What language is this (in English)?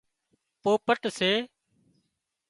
Wadiyara Koli